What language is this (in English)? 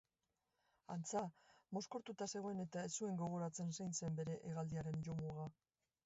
Basque